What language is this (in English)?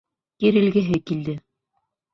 Bashkir